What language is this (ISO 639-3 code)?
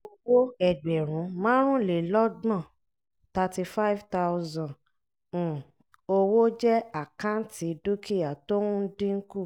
yor